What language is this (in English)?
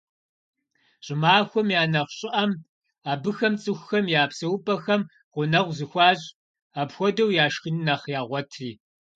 Kabardian